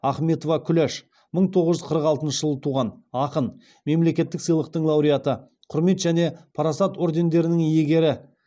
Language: Kazakh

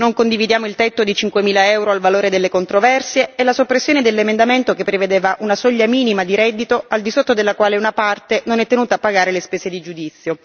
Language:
Italian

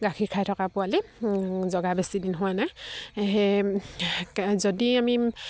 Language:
Assamese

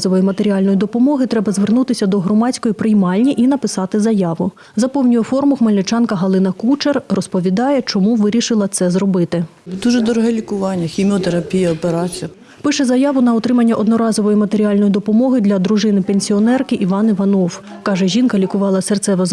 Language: Ukrainian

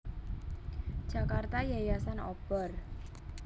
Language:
Javanese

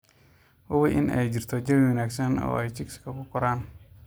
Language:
Somali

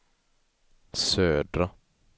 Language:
Swedish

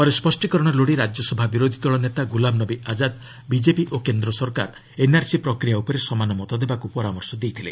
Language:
Odia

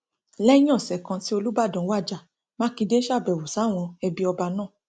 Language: Yoruba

